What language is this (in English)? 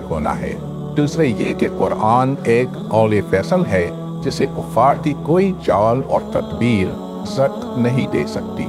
Hindi